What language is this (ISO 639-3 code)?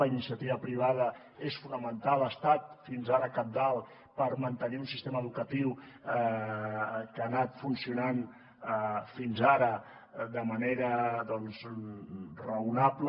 cat